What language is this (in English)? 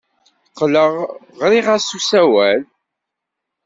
Kabyle